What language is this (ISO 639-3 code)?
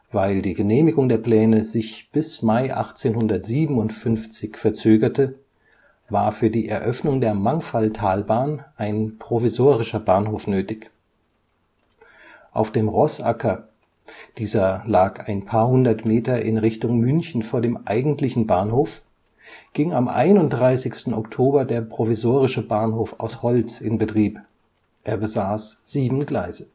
deu